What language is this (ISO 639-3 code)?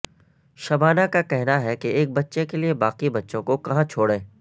urd